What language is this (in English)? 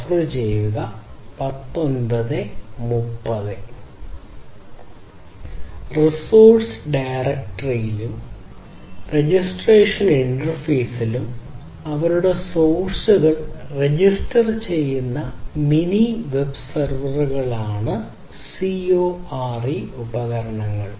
Malayalam